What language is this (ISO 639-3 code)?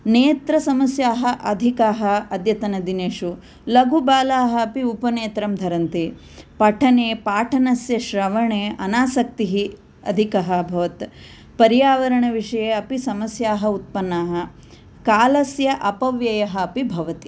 san